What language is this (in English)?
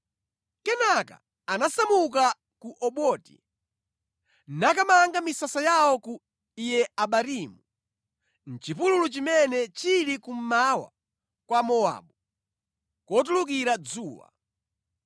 Nyanja